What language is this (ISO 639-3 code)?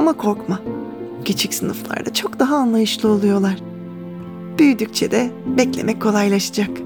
tur